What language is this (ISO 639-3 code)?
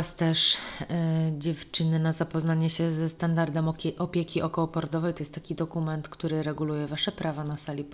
pol